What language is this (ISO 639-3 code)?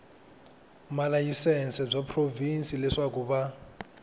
tso